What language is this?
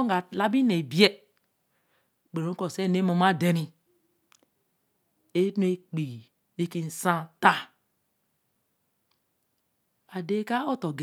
Eleme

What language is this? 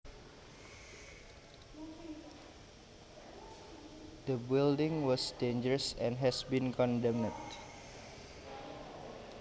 Javanese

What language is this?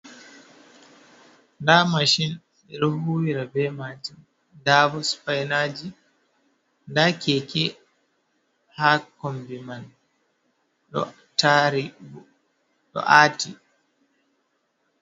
Fula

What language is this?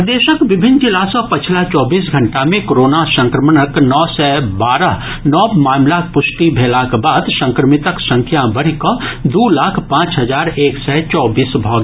Maithili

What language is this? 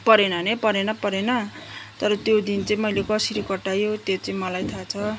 Nepali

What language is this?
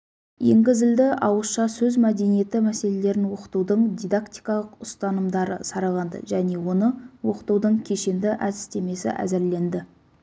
Kazakh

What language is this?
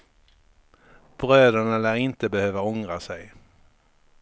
Swedish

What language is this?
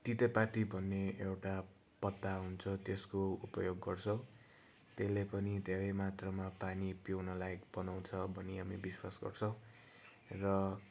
Nepali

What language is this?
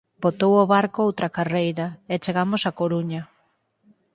Galician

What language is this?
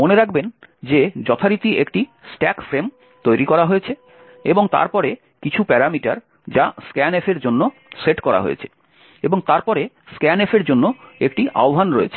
Bangla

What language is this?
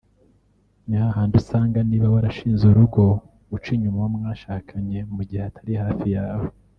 Kinyarwanda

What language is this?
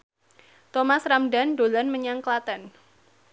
Javanese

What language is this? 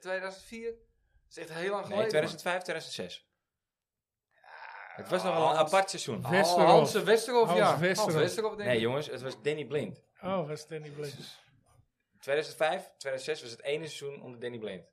Dutch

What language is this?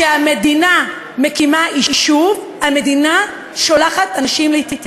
Hebrew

